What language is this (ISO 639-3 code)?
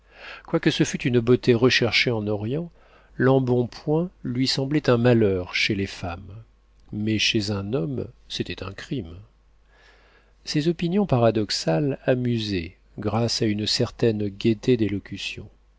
fra